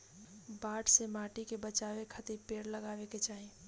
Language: Bhojpuri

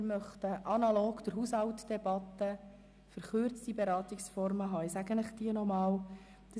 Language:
Swiss German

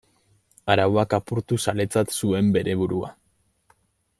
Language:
Basque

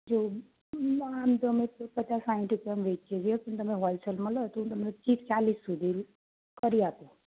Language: Gujarati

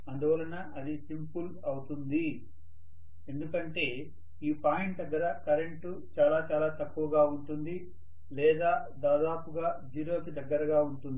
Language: Telugu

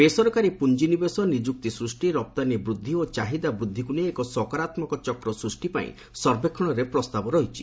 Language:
Odia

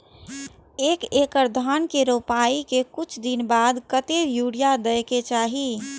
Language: Maithili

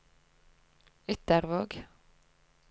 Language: Norwegian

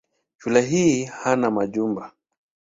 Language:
Swahili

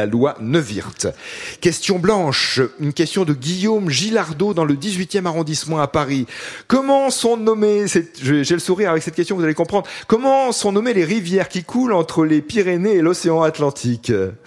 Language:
French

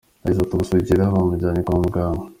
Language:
Kinyarwanda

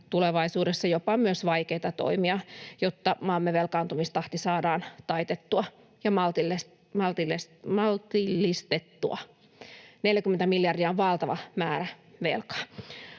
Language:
Finnish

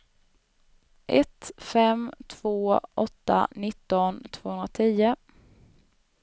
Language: Swedish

